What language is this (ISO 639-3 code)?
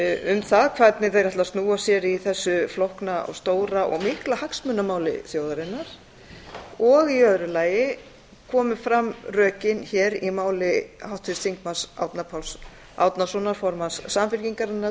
isl